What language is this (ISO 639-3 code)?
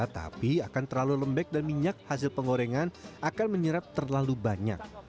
ind